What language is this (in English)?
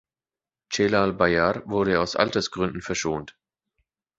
German